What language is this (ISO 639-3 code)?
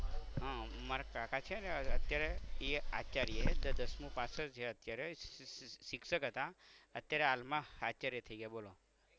guj